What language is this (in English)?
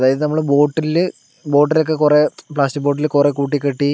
Malayalam